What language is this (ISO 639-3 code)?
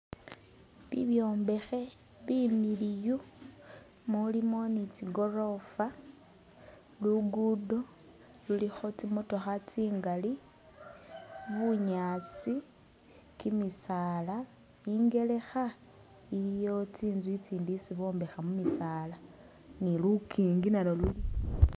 myx